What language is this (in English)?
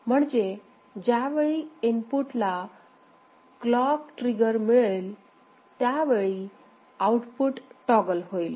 Marathi